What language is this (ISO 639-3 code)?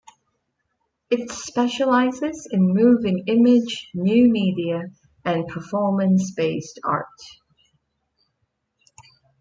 eng